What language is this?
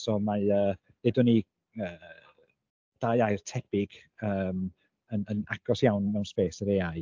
Welsh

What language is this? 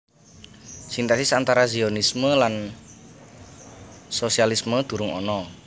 Javanese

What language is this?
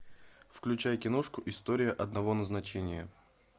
Russian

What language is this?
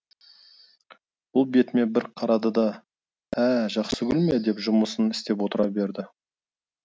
Kazakh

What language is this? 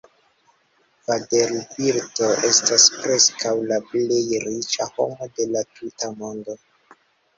Esperanto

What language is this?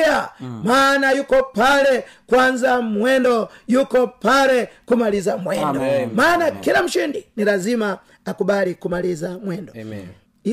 Swahili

